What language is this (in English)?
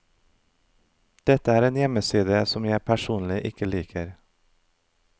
Norwegian